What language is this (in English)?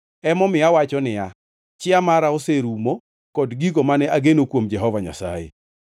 Luo (Kenya and Tanzania)